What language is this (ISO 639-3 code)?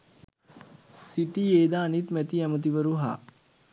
sin